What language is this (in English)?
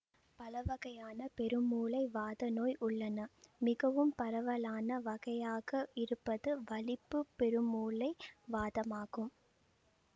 Tamil